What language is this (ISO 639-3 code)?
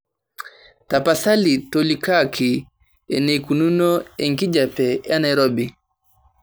mas